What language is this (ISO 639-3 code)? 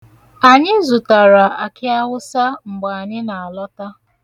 ibo